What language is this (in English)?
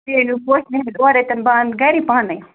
Kashmiri